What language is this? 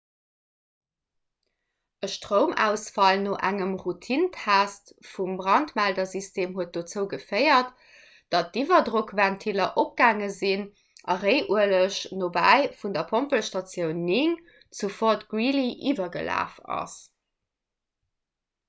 Luxembourgish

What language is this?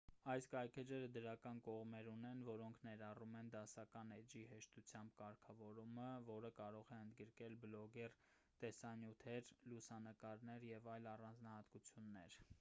Armenian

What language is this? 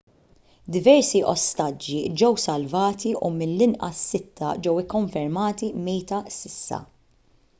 Maltese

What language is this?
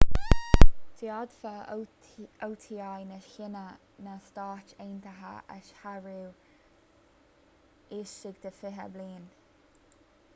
Irish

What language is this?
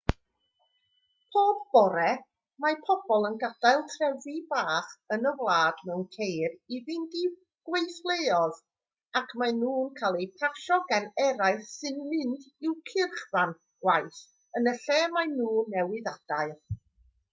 Welsh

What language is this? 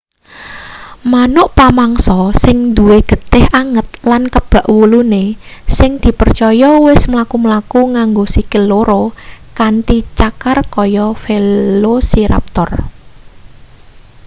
Javanese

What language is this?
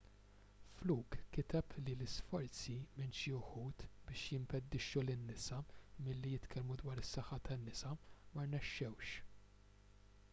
Maltese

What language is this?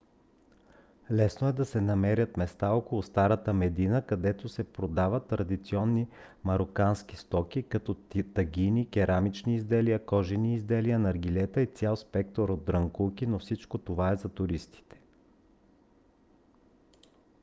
Bulgarian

